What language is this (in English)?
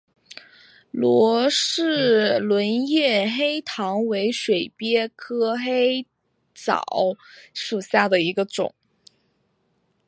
Chinese